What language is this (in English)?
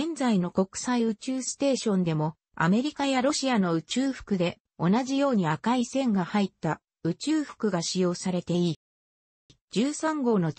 Japanese